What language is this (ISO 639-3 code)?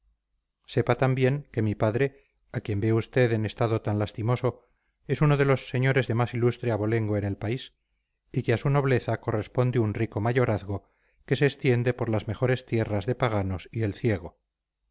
spa